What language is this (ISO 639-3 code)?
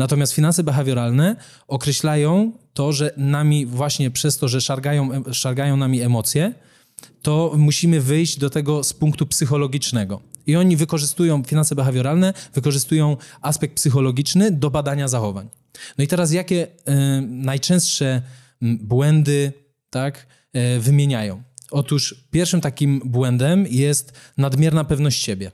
pol